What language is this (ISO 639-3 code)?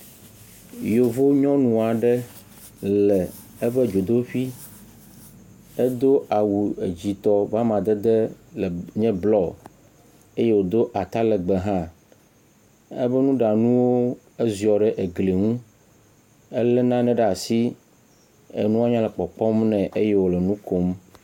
ewe